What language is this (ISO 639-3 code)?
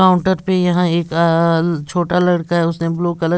hin